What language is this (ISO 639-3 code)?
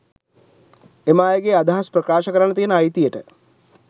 sin